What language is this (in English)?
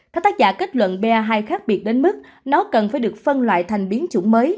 Vietnamese